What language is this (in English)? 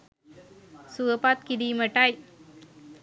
Sinhala